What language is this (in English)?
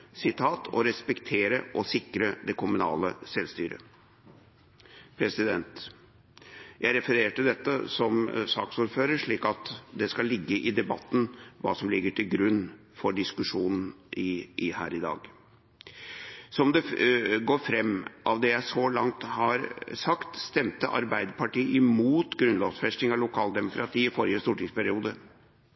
Norwegian Bokmål